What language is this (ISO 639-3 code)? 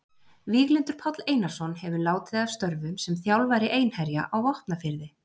isl